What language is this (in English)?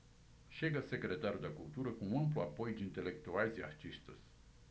Portuguese